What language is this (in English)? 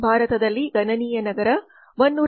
Kannada